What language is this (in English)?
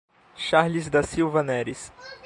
Portuguese